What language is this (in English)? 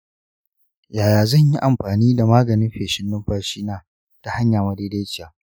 Hausa